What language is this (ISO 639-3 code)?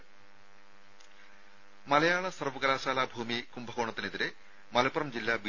mal